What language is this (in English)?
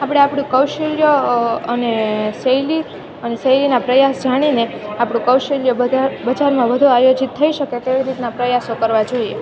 Gujarati